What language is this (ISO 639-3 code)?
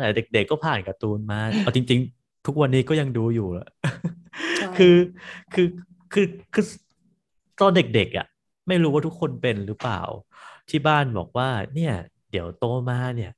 tha